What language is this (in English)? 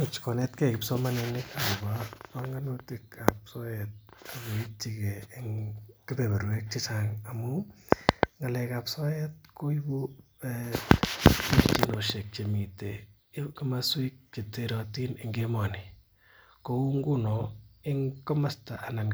Kalenjin